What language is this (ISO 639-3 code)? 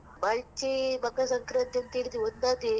kan